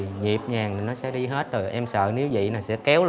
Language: Vietnamese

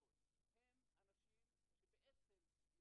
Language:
Hebrew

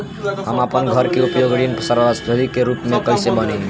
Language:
Bhojpuri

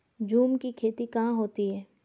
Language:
Hindi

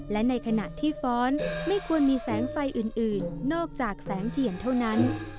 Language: Thai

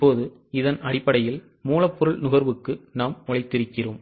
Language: Tamil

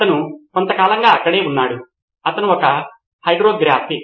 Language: Telugu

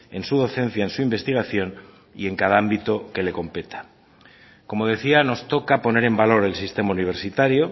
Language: Spanish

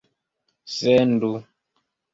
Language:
Esperanto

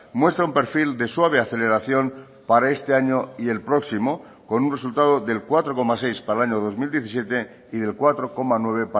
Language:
Spanish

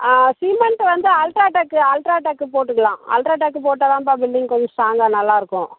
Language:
Tamil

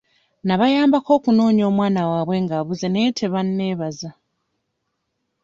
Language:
Ganda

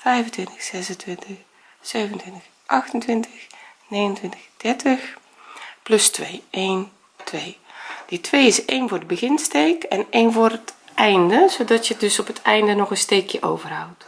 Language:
Dutch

